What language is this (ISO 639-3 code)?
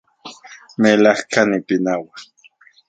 ncx